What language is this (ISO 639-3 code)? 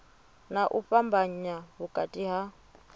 ven